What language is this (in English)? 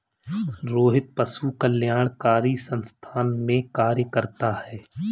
Hindi